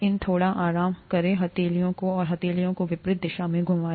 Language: Hindi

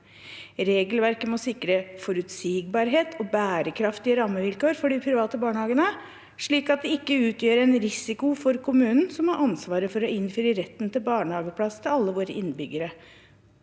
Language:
Norwegian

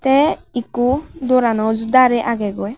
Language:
Chakma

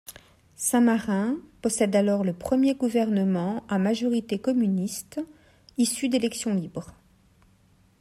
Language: French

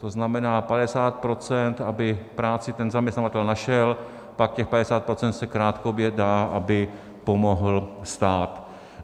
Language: Czech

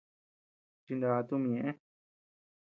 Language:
Tepeuxila Cuicatec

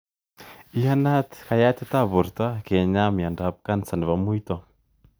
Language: Kalenjin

